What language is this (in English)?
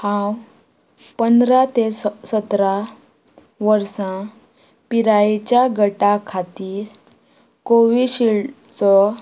Konkani